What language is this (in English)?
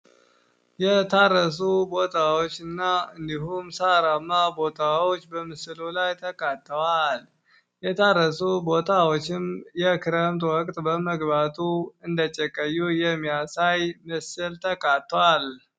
Amharic